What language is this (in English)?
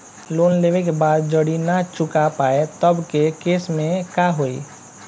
Bhojpuri